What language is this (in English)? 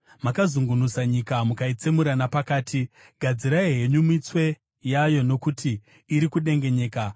Shona